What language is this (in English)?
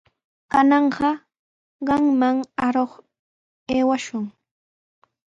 Sihuas Ancash Quechua